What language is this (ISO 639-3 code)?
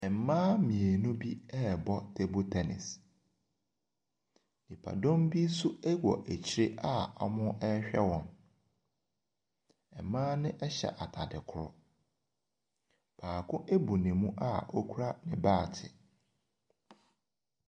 aka